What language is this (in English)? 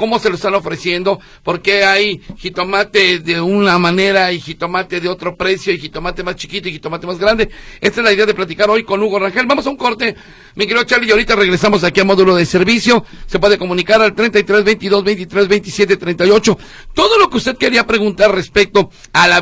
Spanish